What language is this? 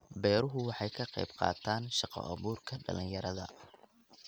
Somali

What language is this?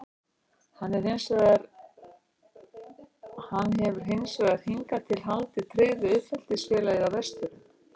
Icelandic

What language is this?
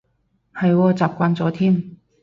Cantonese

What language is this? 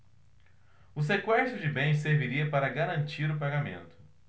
Portuguese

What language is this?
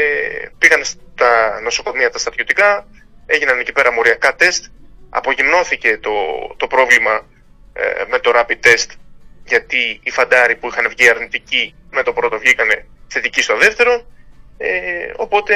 Greek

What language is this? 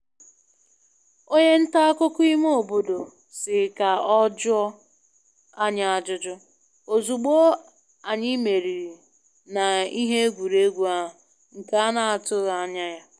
Igbo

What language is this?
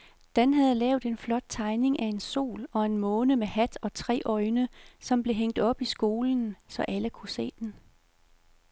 Danish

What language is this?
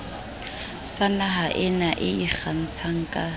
Southern Sotho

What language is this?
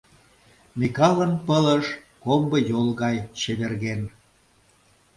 Mari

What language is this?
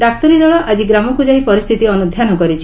Odia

